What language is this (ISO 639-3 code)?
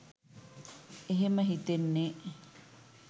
sin